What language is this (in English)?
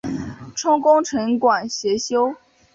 Chinese